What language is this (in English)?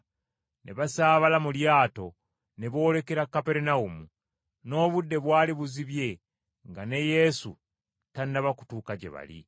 Ganda